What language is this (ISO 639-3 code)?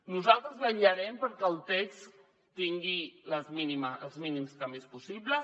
cat